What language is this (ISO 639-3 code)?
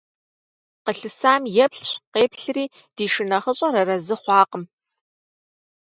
kbd